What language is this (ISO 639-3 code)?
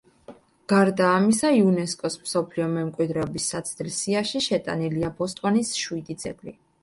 kat